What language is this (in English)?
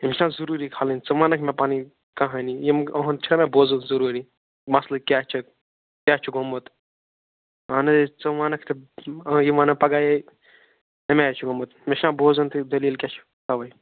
Kashmiri